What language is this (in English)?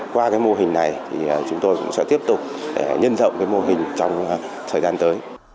Vietnamese